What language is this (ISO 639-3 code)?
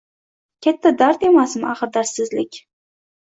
uzb